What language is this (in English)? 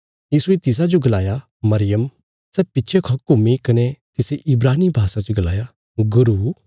Bilaspuri